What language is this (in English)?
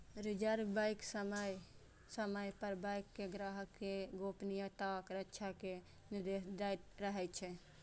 Maithili